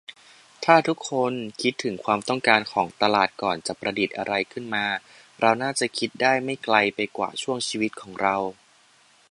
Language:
Thai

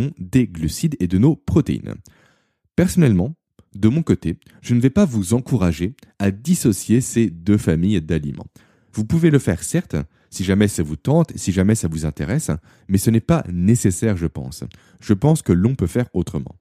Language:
French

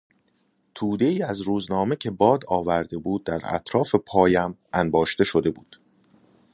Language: Persian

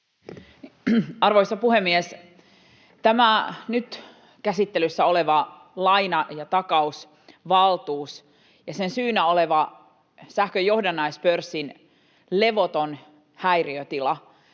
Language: Finnish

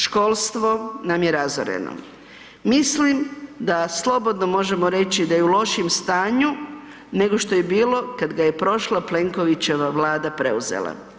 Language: Croatian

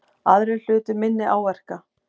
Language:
Icelandic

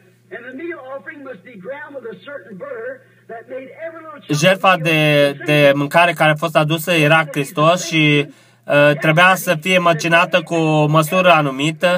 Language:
Romanian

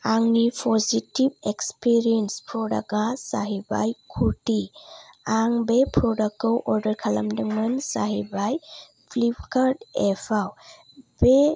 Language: Bodo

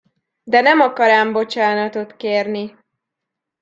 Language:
Hungarian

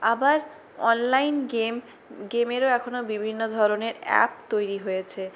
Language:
Bangla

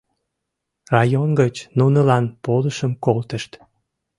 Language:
Mari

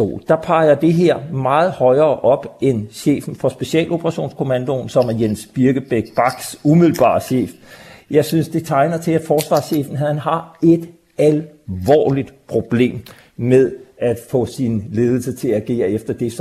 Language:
Danish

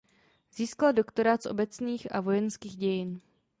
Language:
Czech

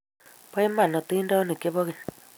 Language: Kalenjin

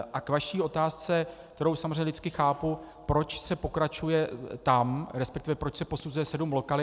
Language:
Czech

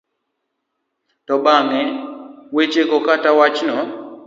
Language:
Luo (Kenya and Tanzania)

